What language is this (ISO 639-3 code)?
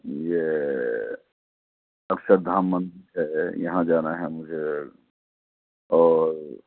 urd